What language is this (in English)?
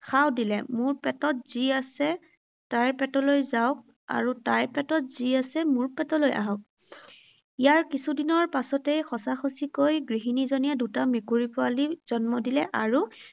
Assamese